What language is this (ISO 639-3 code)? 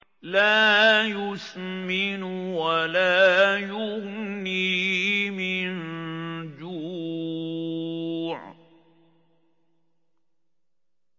ara